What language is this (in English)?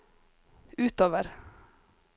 Norwegian